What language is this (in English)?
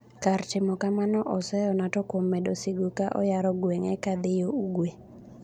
Luo (Kenya and Tanzania)